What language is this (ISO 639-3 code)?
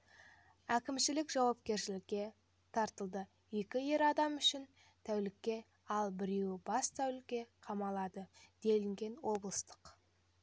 kaz